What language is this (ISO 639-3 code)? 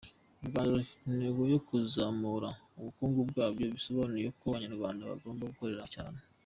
kin